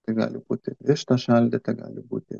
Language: Lithuanian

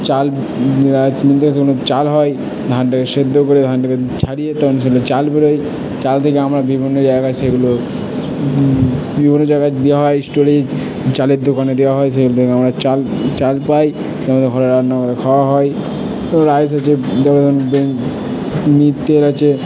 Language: Bangla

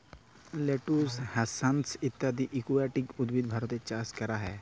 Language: Bangla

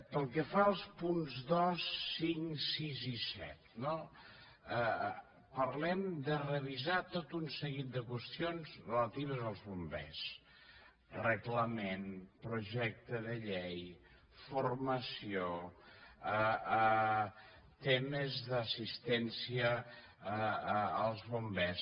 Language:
Catalan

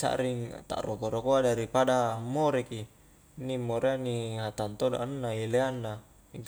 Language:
Highland Konjo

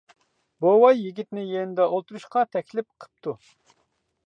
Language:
Uyghur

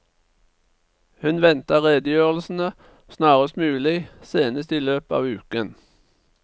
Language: Norwegian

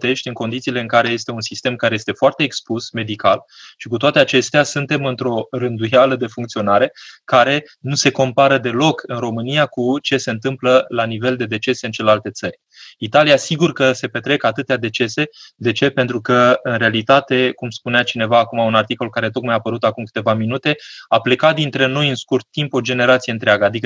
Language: Romanian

